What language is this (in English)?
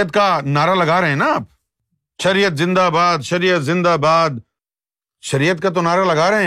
Urdu